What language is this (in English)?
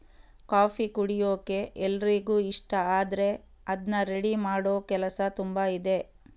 Kannada